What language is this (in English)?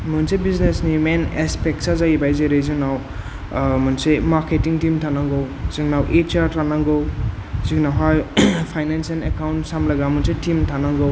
Bodo